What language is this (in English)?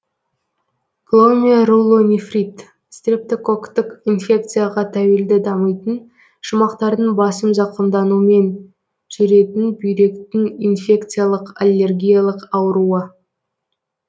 Kazakh